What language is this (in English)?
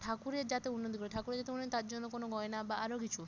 Bangla